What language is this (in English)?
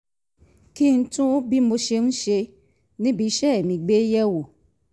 Yoruba